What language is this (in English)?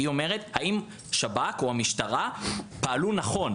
Hebrew